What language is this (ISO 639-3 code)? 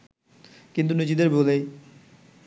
ben